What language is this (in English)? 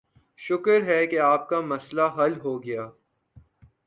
Urdu